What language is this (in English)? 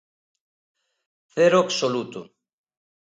Galician